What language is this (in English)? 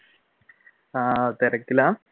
Malayalam